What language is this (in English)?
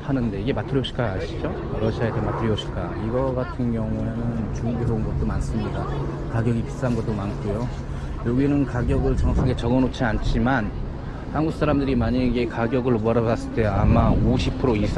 Korean